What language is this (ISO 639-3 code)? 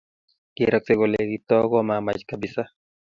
kln